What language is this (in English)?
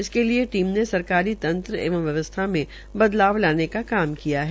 Hindi